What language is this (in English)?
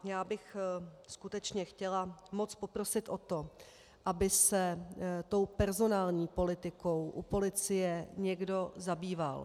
Czech